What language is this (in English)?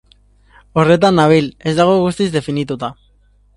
Basque